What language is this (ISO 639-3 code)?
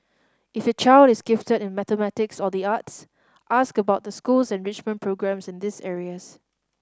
eng